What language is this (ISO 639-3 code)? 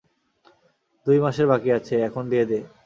ben